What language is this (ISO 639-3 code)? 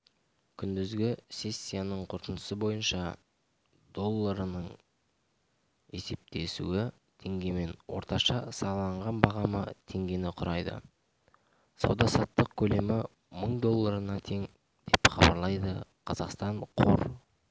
kaz